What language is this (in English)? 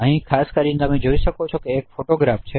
Gujarati